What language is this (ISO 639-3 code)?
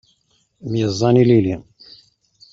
kab